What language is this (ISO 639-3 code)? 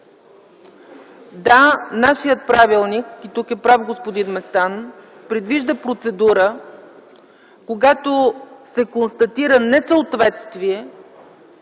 bul